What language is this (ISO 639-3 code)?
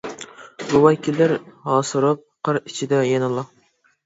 uig